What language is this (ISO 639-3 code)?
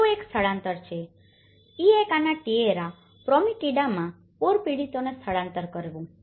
guj